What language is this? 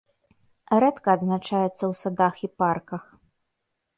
Belarusian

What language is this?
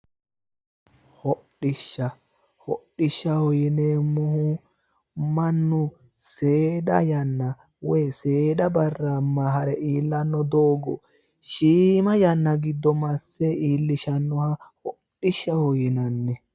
Sidamo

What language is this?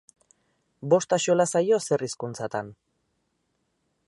Basque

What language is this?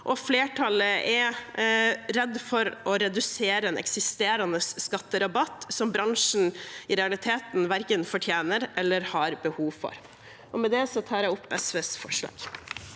Norwegian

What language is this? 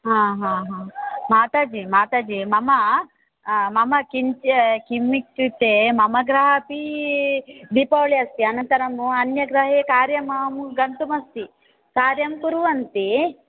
Sanskrit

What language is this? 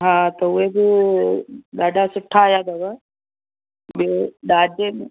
Sindhi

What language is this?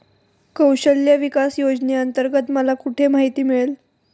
Marathi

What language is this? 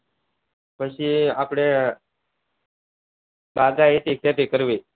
Gujarati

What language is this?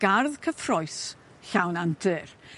Welsh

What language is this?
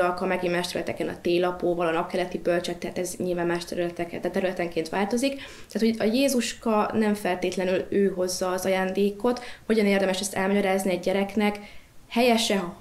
Hungarian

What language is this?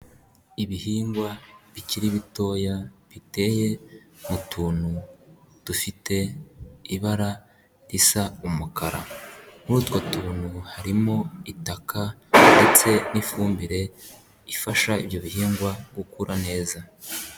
Kinyarwanda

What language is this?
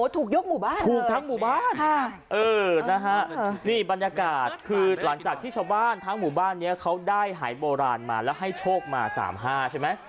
Thai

